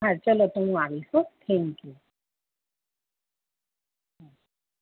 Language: Gujarati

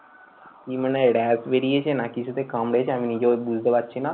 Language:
Bangla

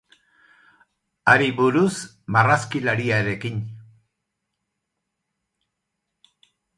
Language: Basque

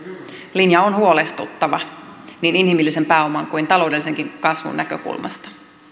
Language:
Finnish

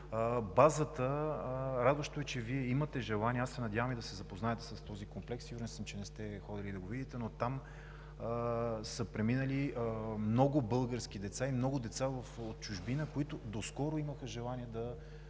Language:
Bulgarian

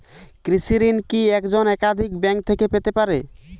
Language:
Bangla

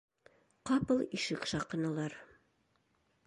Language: Bashkir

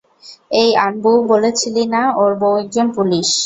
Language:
Bangla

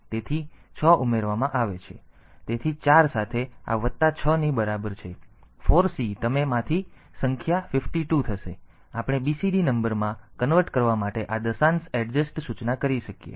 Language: Gujarati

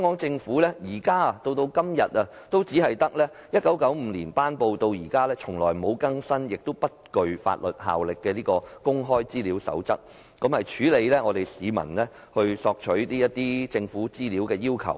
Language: Cantonese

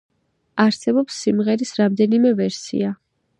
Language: Georgian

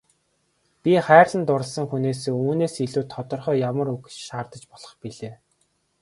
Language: Mongolian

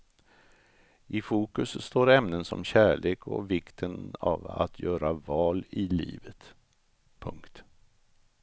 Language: Swedish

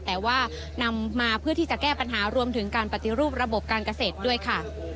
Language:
Thai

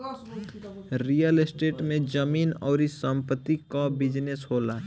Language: Bhojpuri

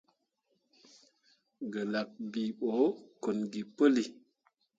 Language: Mundang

